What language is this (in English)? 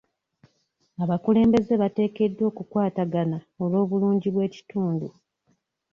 Ganda